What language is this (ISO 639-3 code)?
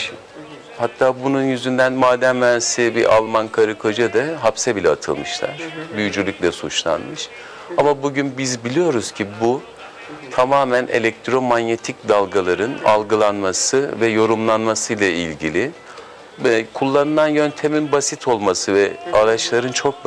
tur